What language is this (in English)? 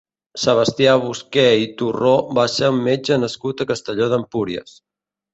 Catalan